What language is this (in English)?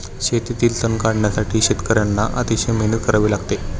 Marathi